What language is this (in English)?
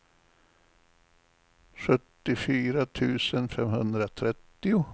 Swedish